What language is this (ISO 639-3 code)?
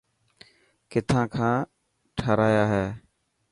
mki